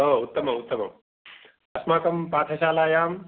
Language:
Sanskrit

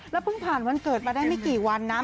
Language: Thai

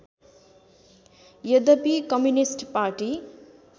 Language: Nepali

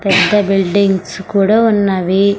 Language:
Telugu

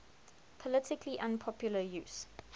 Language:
English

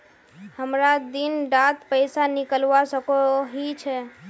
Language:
Magahi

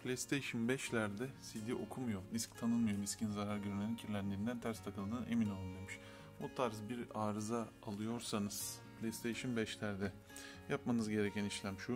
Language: Turkish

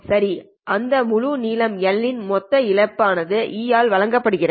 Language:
Tamil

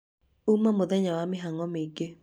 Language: Kikuyu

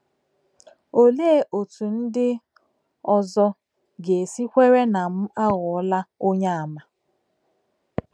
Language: Igbo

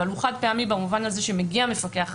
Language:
Hebrew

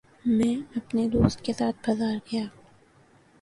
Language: Urdu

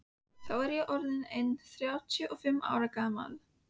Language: Icelandic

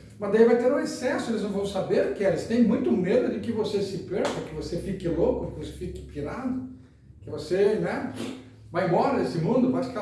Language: Portuguese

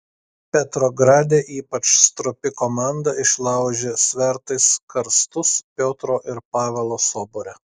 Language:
Lithuanian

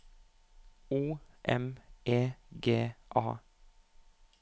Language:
Norwegian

